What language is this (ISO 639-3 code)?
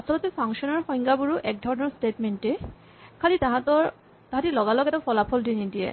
asm